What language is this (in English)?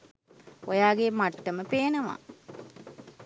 Sinhala